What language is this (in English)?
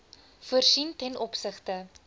Afrikaans